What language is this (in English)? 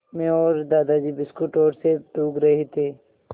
Hindi